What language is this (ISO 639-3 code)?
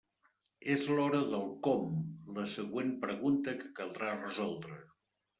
cat